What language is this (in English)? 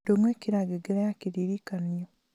Kikuyu